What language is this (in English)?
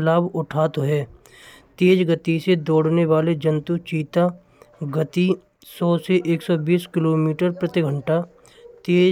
Braj